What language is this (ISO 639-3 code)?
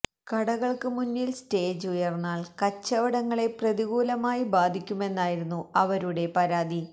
mal